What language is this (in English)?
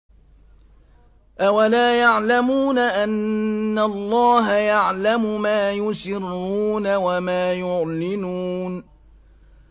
Arabic